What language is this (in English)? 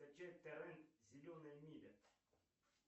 Russian